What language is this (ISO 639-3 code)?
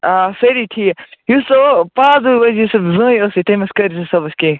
kas